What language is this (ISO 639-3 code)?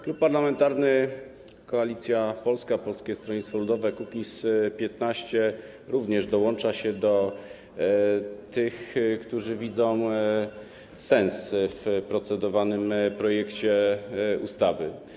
pol